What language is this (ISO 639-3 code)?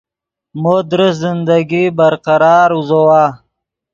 ydg